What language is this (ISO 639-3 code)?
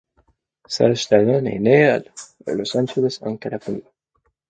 fra